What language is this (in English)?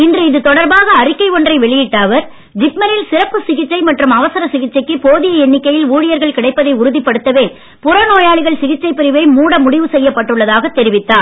Tamil